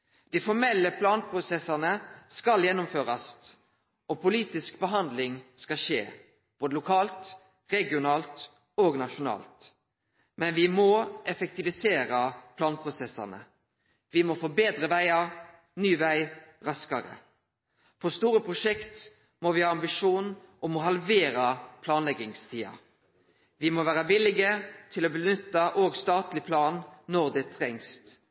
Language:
Norwegian Nynorsk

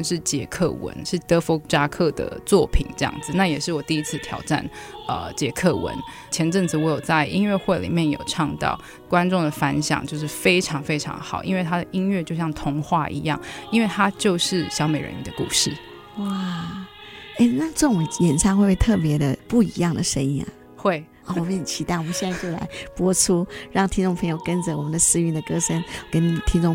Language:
Chinese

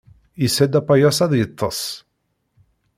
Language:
Kabyle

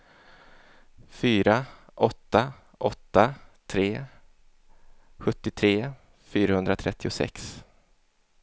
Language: Swedish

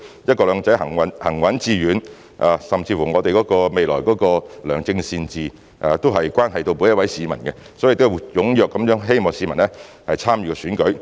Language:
Cantonese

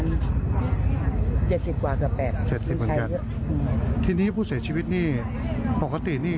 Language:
Thai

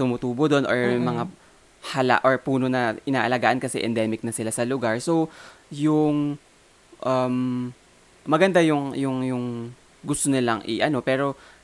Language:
Filipino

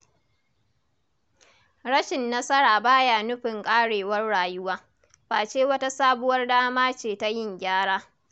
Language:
Hausa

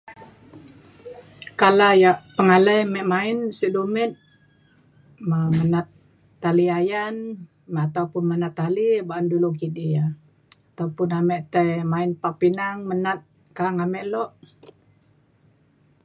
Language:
Mainstream Kenyah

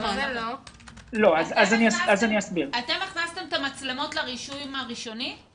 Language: Hebrew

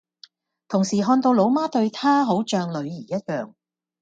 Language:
Cantonese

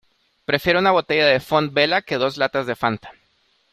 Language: Spanish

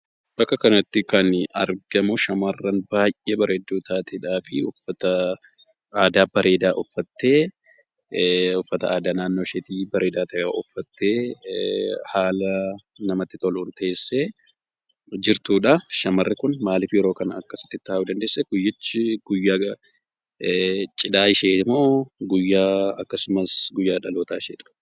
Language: Oromo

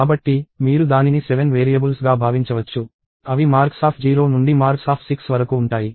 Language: Telugu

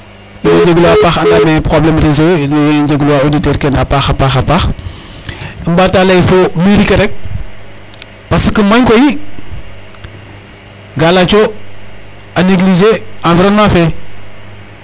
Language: Serer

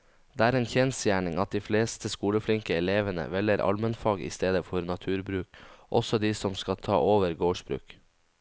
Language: Norwegian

